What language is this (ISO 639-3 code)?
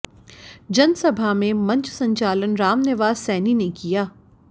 hin